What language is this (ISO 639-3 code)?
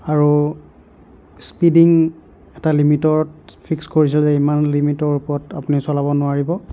asm